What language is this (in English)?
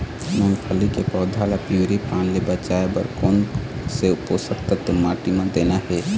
Chhattisgarhi